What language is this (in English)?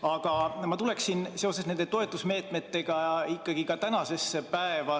Estonian